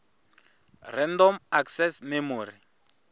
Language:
Tsonga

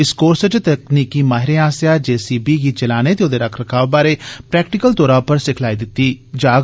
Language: Dogri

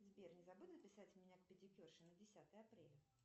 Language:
Russian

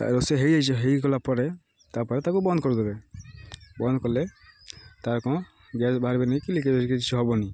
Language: Odia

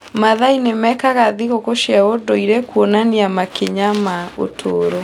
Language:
Kikuyu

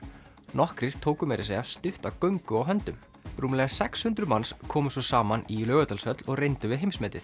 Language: Icelandic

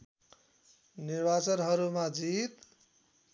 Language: Nepali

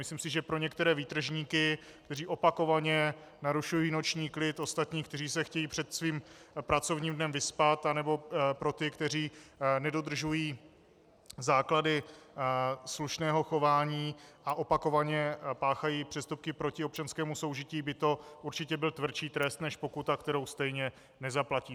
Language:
Czech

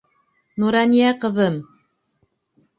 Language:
Bashkir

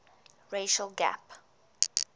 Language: English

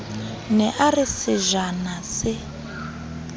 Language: Southern Sotho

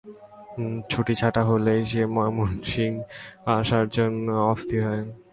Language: Bangla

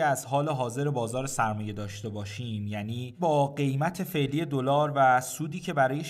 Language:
Persian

